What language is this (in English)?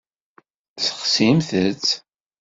Kabyle